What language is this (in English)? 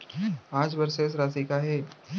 Chhattisgarhi